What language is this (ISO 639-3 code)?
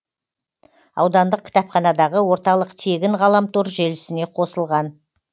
kaz